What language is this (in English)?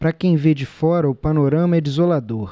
Portuguese